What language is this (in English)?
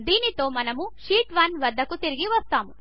Telugu